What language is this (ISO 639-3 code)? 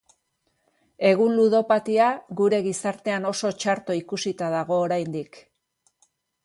eus